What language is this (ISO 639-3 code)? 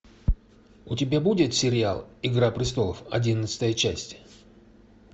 rus